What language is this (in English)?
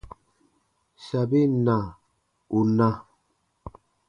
Baatonum